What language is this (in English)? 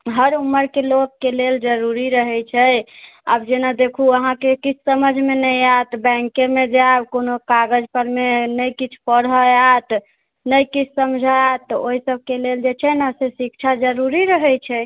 Maithili